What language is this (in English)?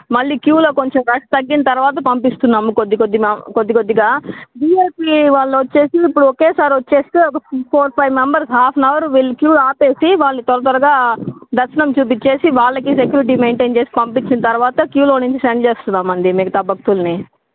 Telugu